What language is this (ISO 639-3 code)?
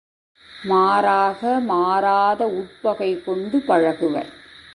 tam